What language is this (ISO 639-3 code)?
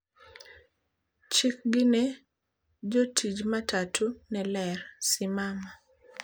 luo